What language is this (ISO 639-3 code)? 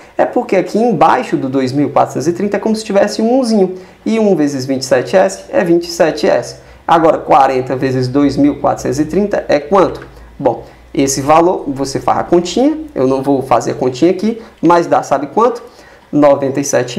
por